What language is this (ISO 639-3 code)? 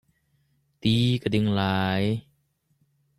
cnh